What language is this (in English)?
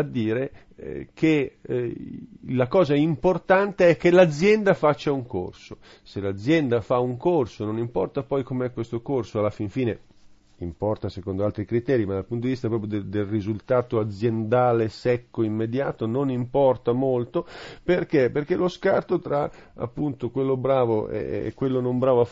Italian